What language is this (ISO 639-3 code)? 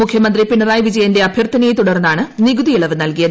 mal